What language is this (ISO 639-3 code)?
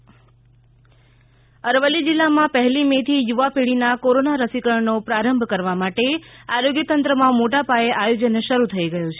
guj